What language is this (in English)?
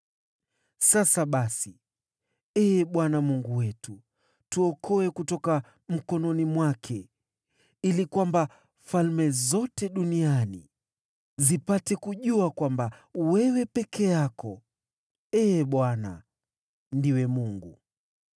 Swahili